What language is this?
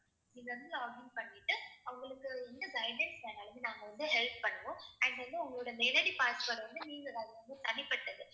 Tamil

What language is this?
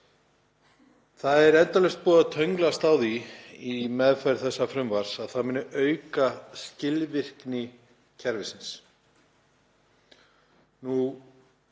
Icelandic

